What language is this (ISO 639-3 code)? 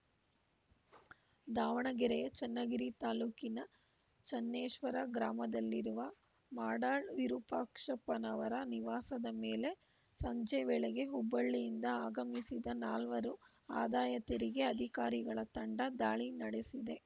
kan